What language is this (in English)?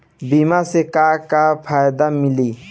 Bhojpuri